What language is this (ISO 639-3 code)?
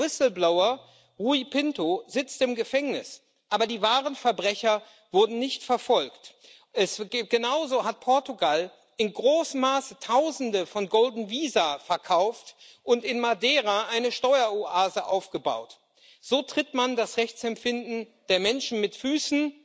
deu